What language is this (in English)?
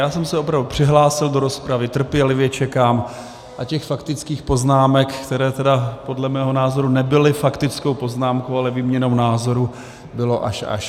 Czech